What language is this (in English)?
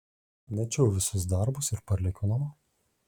Lithuanian